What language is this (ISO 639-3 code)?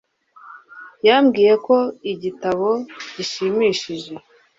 kin